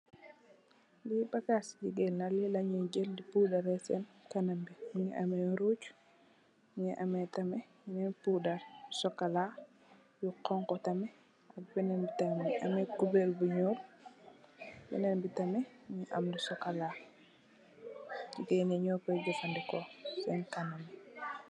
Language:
Wolof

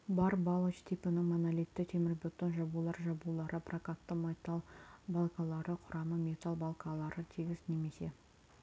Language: Kazakh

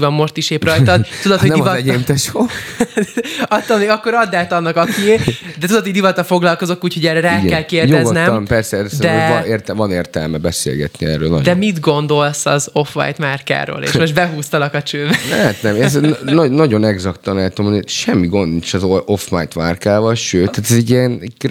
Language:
Hungarian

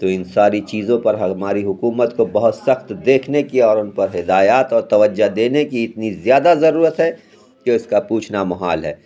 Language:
Urdu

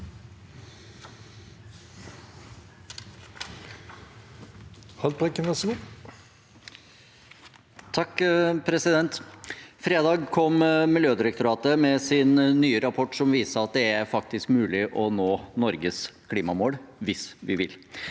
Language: Norwegian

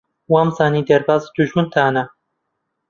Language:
Central Kurdish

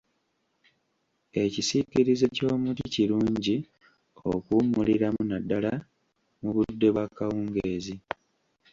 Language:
Ganda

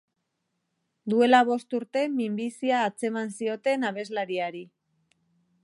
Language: Basque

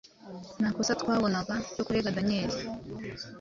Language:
Kinyarwanda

